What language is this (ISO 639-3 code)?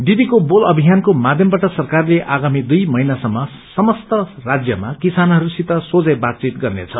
nep